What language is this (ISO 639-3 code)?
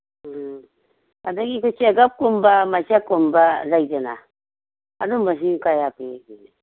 mni